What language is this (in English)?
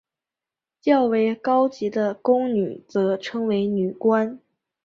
Chinese